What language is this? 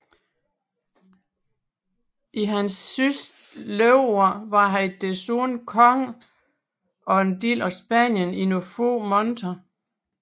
Danish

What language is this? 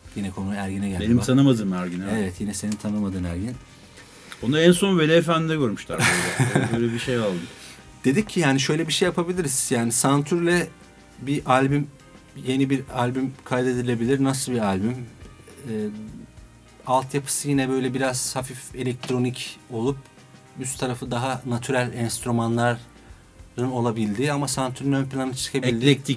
Turkish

